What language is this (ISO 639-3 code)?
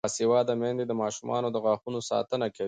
pus